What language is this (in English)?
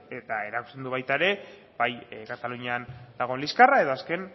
Basque